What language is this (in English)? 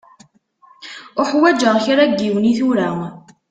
Kabyle